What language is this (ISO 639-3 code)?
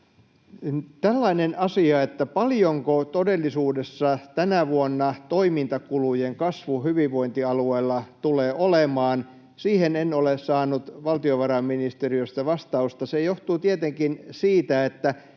fin